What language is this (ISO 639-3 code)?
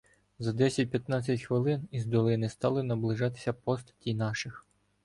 ukr